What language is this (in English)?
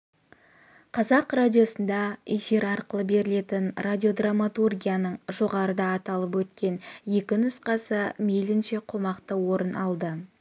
Kazakh